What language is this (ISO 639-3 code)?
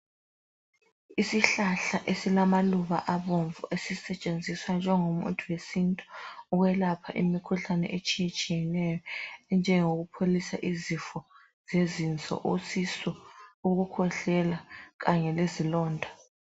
nde